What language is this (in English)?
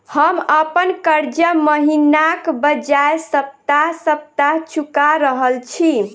Maithili